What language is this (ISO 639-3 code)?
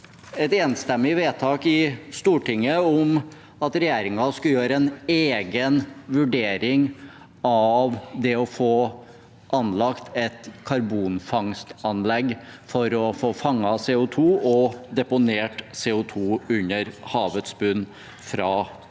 nor